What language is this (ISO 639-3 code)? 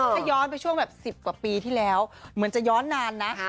tha